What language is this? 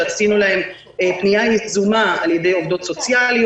Hebrew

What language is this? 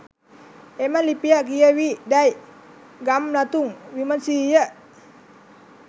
Sinhala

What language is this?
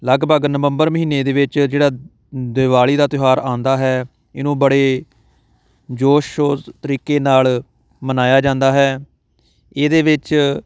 Punjabi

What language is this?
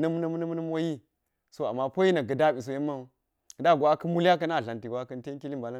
Geji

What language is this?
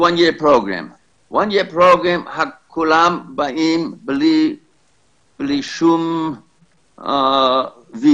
Hebrew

